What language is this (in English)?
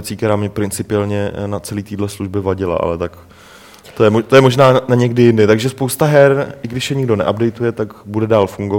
Czech